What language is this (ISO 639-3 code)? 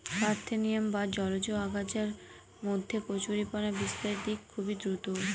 ben